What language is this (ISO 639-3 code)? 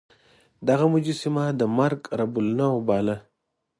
pus